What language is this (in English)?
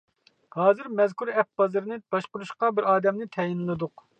Uyghur